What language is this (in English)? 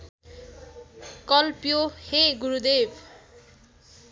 Nepali